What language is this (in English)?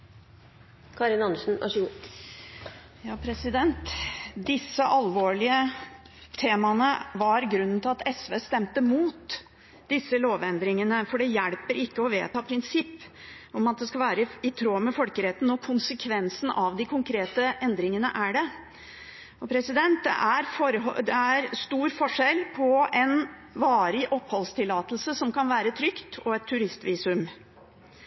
Norwegian